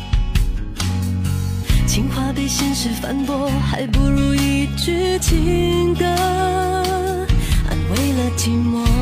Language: Chinese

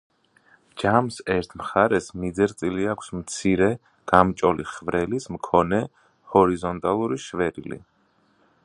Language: Georgian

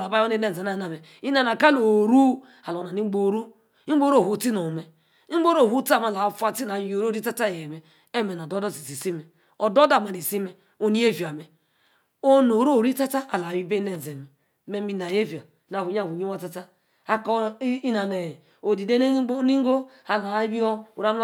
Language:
Yace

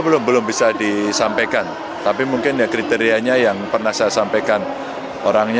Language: Indonesian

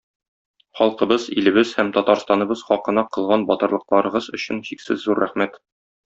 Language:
Tatar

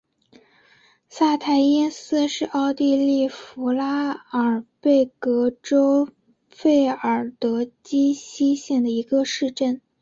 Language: Chinese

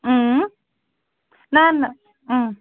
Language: Kashmiri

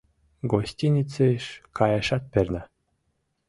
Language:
Mari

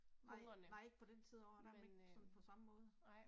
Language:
Danish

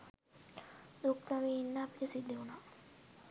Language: Sinhala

